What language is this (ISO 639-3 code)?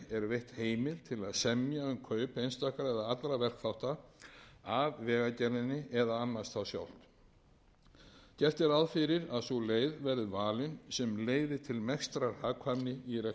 isl